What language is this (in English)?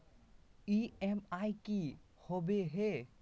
Magahi